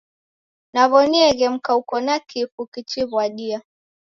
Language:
Taita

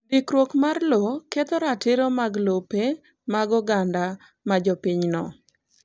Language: Luo (Kenya and Tanzania)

